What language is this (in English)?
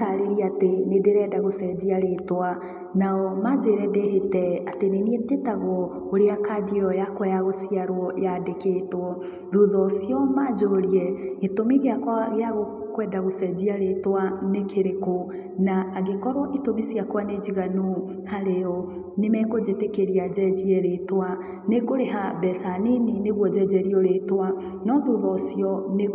Kikuyu